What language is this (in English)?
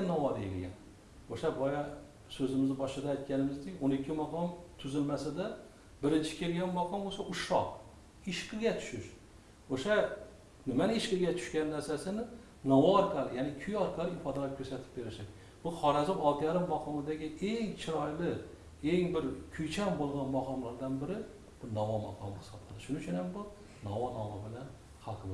Uzbek